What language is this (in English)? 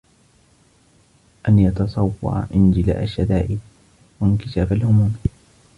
Arabic